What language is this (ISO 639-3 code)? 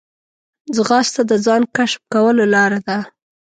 pus